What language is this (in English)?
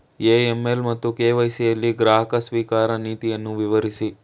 Kannada